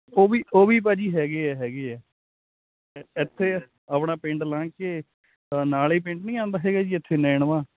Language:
Punjabi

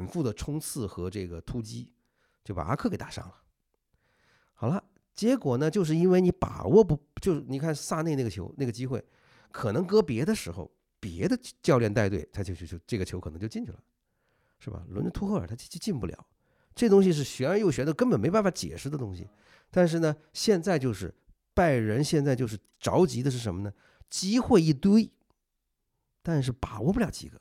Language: Chinese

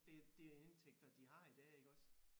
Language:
Danish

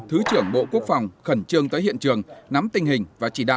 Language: Vietnamese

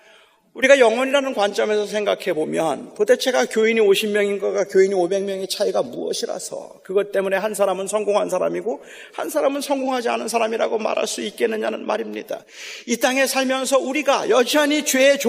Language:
Korean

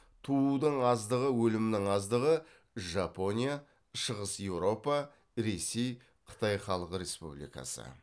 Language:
Kazakh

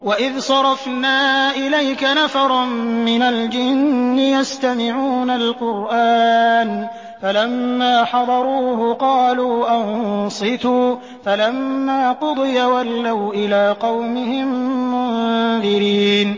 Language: Arabic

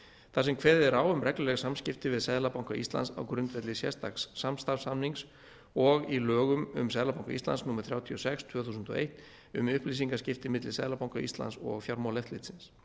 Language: Icelandic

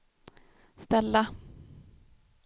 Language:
Swedish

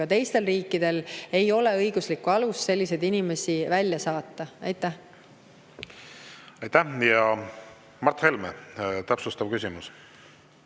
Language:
Estonian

